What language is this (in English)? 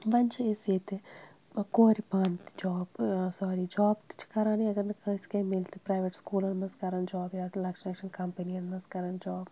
Kashmiri